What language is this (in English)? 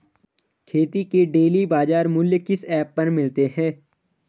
Hindi